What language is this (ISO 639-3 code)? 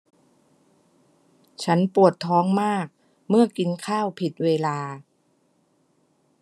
tha